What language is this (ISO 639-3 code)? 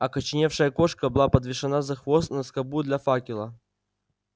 rus